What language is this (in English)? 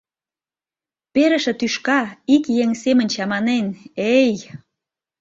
Mari